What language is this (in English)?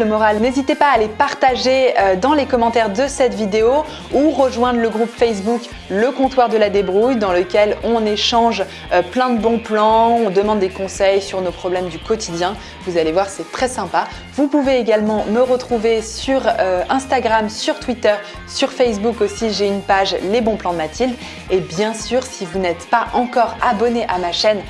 French